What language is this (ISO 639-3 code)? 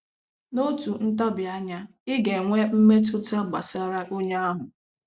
ibo